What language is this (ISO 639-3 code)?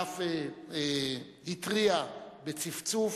heb